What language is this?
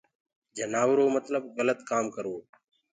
Gurgula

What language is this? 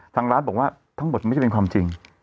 Thai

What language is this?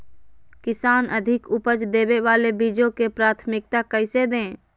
Magahi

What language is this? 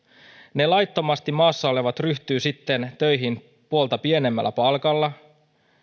Finnish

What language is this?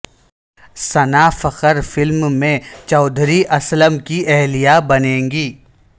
Urdu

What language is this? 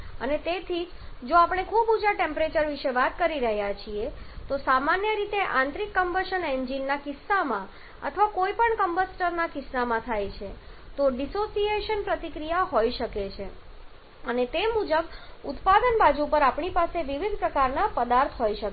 Gujarati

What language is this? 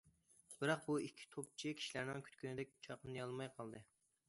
Uyghur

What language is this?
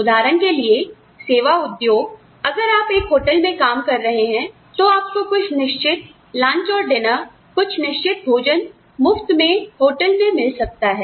Hindi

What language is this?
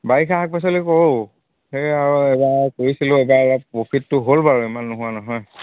Assamese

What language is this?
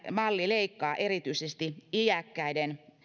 Finnish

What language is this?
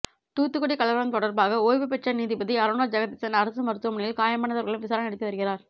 Tamil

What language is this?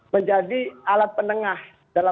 Indonesian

